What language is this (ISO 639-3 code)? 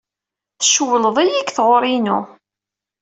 kab